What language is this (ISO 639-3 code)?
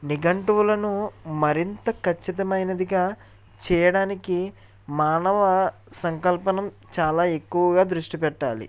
tel